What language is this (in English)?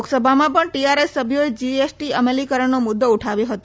Gujarati